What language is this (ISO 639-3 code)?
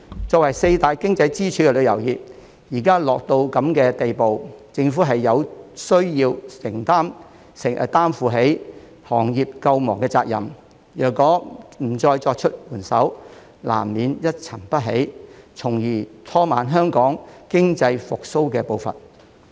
yue